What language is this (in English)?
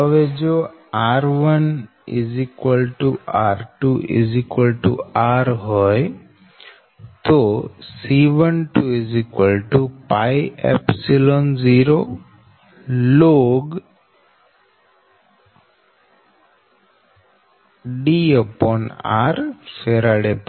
Gujarati